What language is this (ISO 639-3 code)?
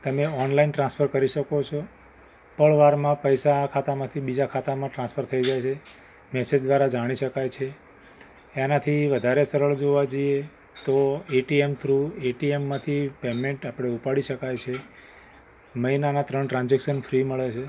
guj